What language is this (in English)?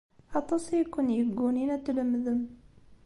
Kabyle